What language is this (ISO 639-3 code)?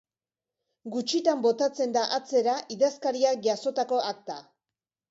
eus